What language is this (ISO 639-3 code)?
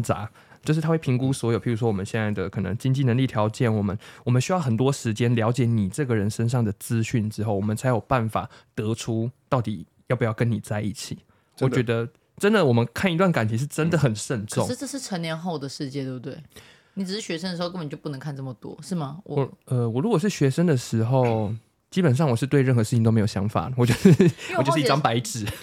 zho